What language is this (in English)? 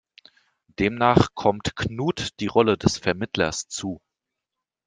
German